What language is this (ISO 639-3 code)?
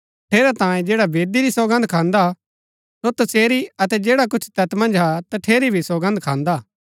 gbk